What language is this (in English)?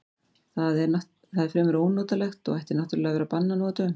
Icelandic